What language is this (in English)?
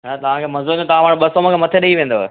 Sindhi